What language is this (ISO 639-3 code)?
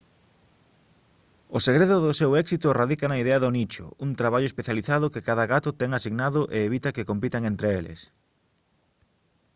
glg